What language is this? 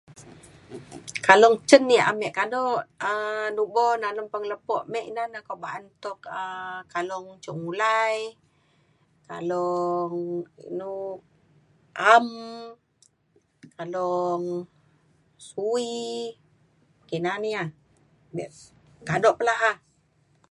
Mainstream Kenyah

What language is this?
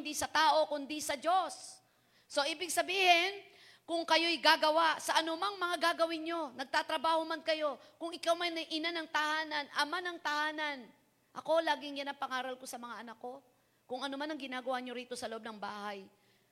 Filipino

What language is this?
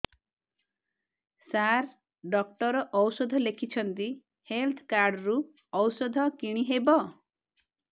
Odia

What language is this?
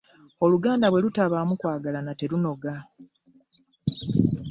Ganda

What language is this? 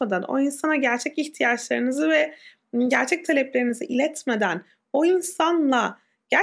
Turkish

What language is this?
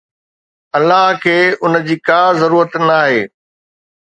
Sindhi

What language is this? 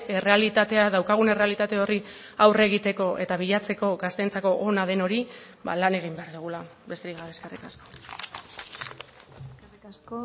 Basque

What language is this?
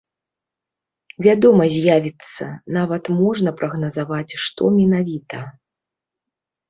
Belarusian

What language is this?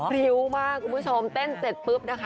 Thai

